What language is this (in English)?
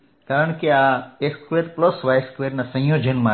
Gujarati